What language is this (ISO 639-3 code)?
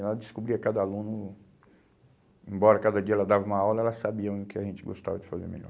por